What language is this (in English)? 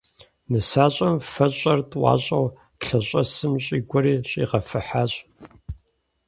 Kabardian